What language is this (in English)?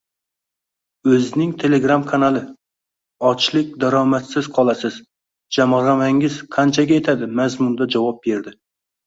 Uzbek